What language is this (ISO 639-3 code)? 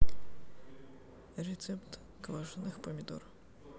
rus